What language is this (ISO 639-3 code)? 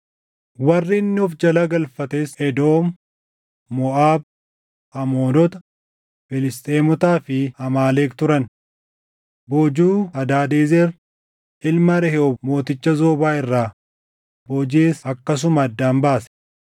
orm